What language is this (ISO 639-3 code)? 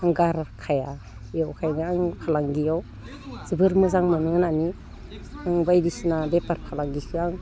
brx